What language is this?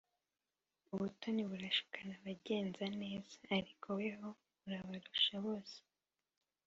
Kinyarwanda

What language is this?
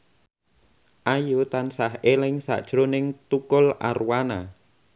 Javanese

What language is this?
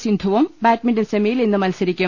Malayalam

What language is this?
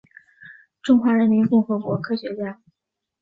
Chinese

